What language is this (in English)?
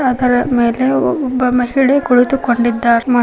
Kannada